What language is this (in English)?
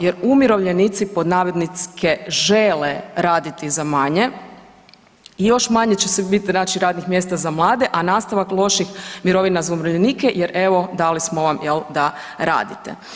Croatian